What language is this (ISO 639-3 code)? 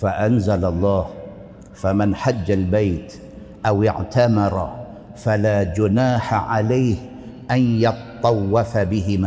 msa